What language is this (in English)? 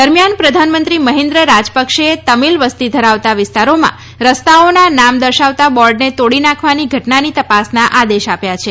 Gujarati